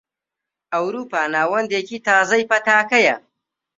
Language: Central Kurdish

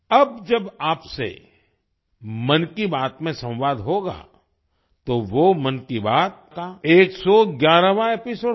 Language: Hindi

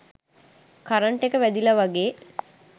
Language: Sinhala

